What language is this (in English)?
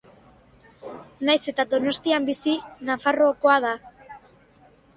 Basque